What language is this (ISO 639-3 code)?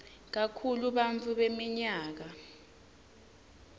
ssw